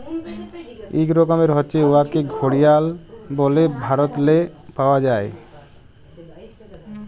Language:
Bangla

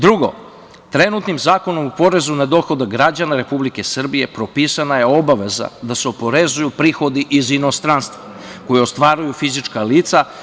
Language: Serbian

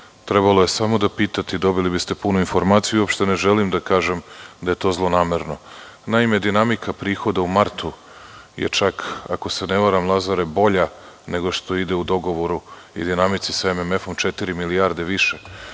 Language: Serbian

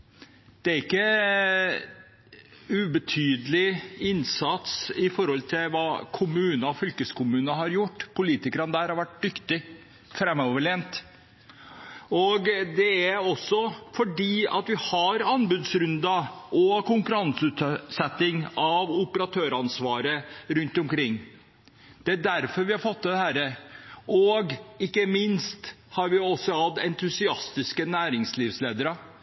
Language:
Norwegian Bokmål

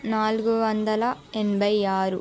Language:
Telugu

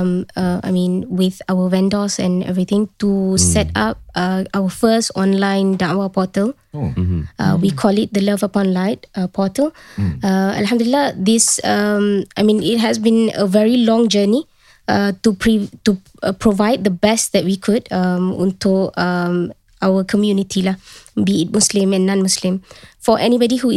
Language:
Malay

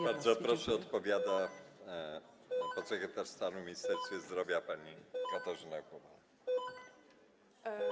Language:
Polish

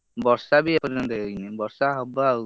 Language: Odia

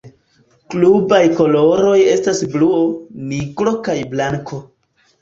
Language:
Esperanto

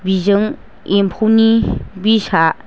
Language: Bodo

